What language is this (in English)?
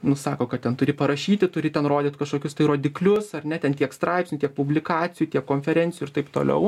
Lithuanian